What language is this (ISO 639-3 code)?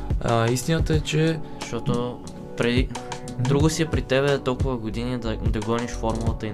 bul